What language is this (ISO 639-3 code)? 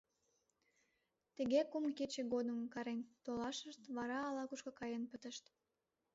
chm